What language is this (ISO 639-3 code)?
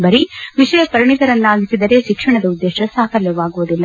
kan